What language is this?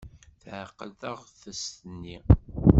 Kabyle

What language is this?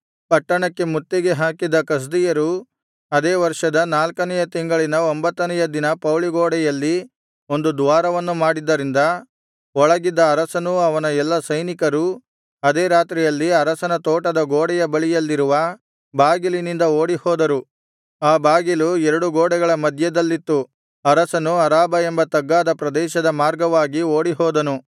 Kannada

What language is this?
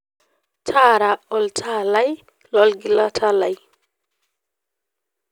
Masai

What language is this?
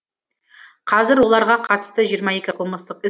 Kazakh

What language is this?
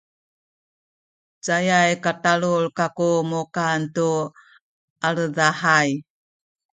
Sakizaya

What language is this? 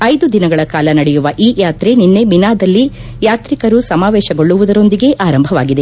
Kannada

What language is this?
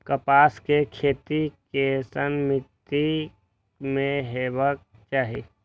Maithili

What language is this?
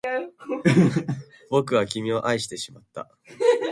Japanese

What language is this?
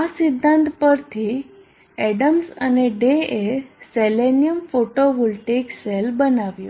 Gujarati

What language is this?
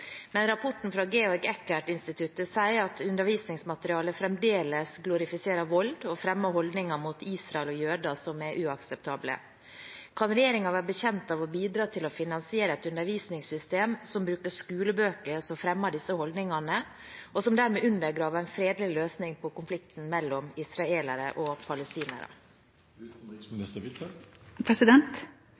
Norwegian Bokmål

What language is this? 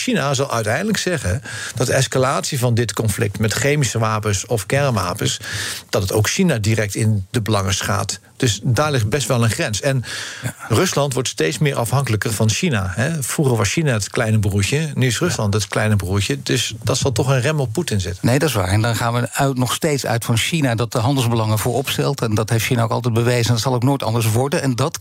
Dutch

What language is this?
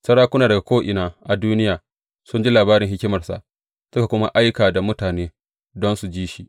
Hausa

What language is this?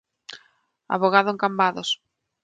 Galician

